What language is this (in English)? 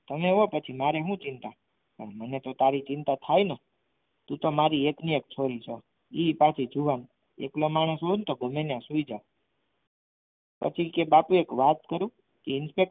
Gujarati